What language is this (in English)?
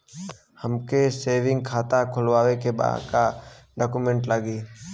Bhojpuri